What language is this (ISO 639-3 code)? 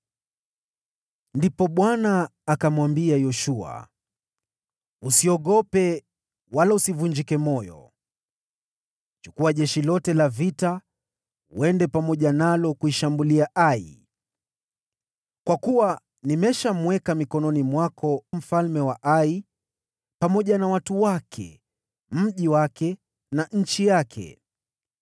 swa